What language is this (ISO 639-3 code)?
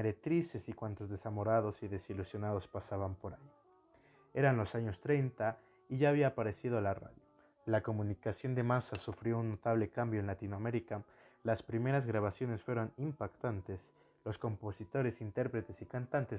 spa